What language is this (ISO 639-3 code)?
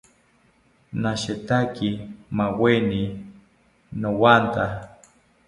cpy